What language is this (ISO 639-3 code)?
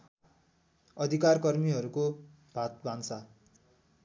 nep